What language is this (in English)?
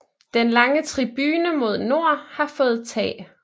Danish